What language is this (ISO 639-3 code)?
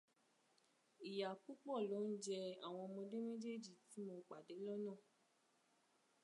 yor